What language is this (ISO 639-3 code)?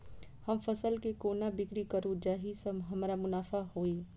mai